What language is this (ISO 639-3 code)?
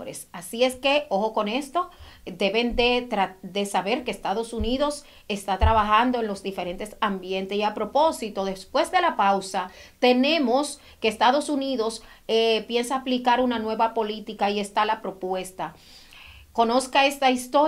spa